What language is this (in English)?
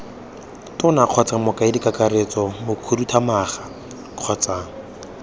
Tswana